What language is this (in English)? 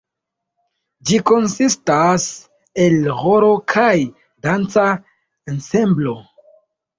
Esperanto